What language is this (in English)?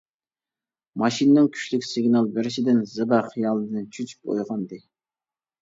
Uyghur